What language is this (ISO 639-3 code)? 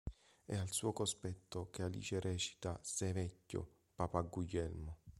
ita